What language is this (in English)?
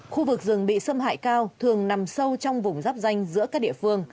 Vietnamese